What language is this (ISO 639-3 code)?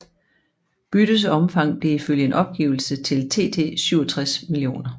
dan